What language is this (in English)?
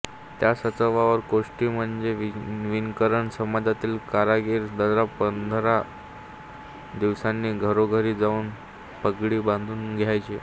Marathi